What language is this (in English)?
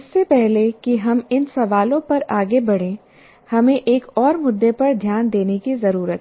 Hindi